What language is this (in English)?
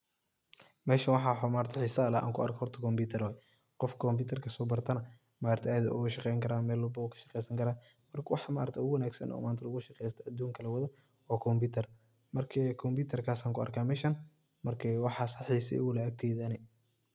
Somali